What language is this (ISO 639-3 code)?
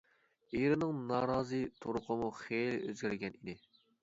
uig